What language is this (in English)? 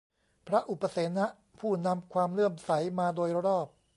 Thai